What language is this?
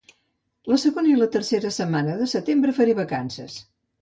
Catalan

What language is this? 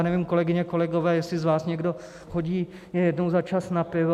Czech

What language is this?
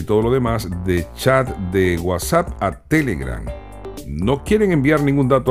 Spanish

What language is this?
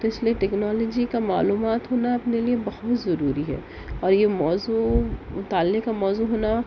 Urdu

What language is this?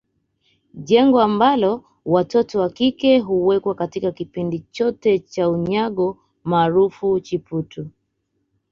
Swahili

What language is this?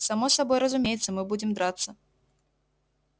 Russian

